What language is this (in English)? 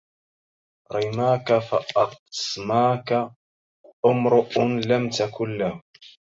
Arabic